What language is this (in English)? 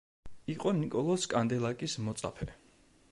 Georgian